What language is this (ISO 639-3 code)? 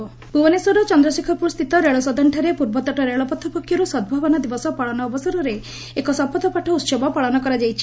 ori